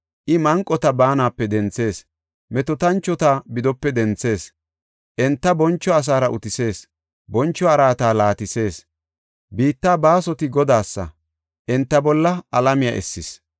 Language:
Gofa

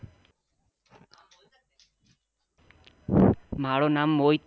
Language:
Gujarati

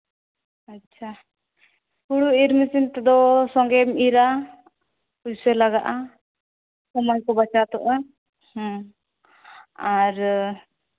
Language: Santali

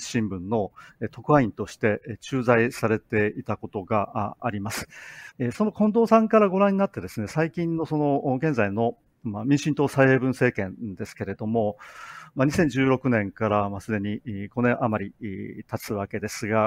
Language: Japanese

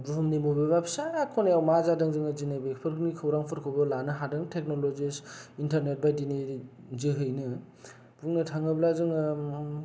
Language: Bodo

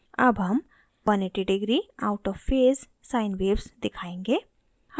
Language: Hindi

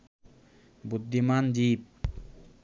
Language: Bangla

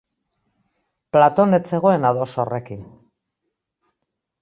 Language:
Basque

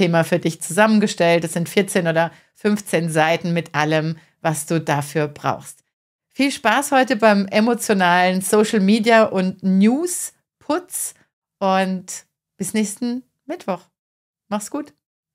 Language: German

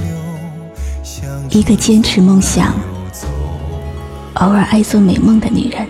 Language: Chinese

